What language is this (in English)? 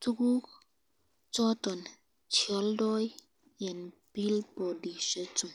Kalenjin